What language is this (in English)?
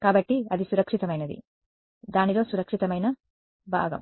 Telugu